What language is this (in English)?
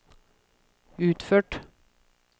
Norwegian